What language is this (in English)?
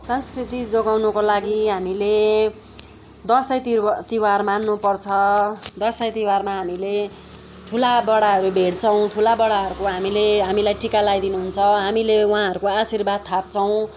Nepali